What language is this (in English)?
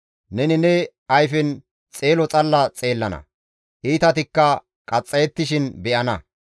Gamo